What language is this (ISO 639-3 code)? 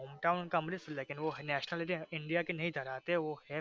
guj